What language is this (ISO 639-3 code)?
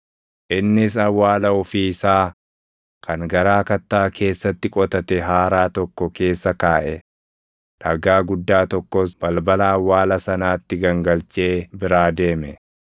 orm